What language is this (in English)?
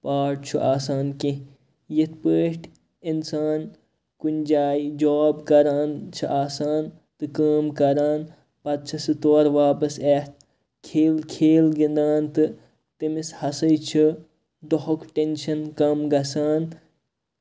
Kashmiri